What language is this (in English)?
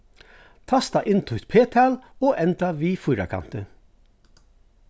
Faroese